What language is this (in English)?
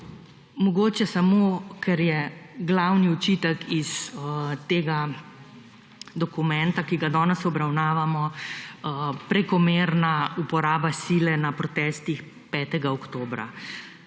Slovenian